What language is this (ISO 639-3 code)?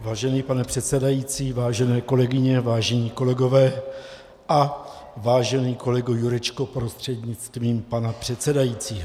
ces